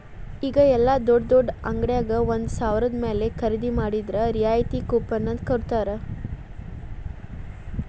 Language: Kannada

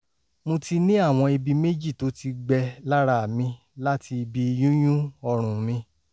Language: Yoruba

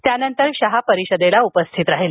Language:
Marathi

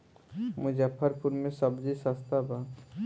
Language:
Bhojpuri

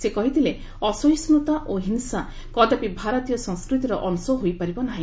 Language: Odia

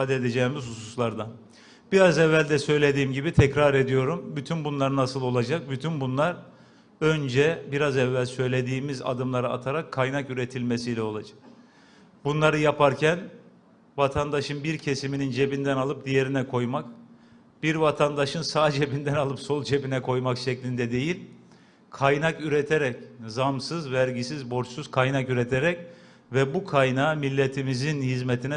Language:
Turkish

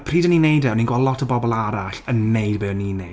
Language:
Welsh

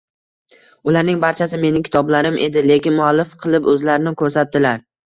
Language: Uzbek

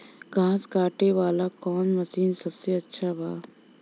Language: Bhojpuri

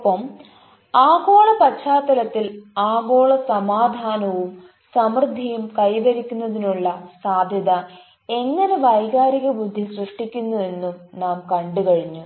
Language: Malayalam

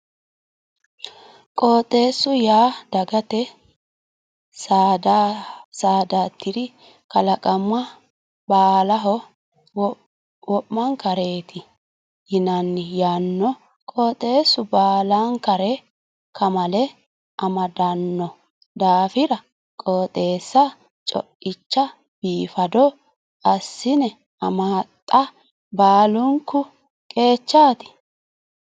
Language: Sidamo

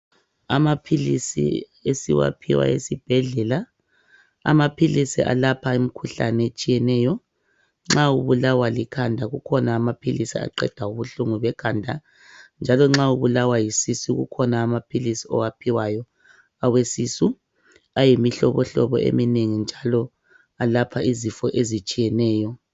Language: North Ndebele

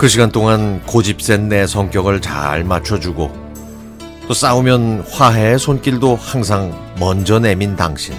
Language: Korean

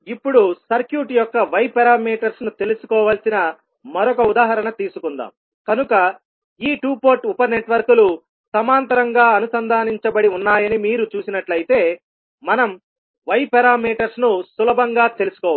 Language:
Telugu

